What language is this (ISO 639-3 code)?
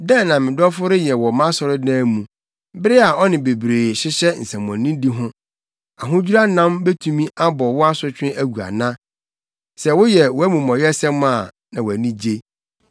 aka